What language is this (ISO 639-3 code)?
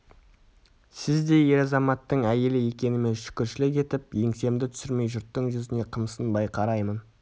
kaz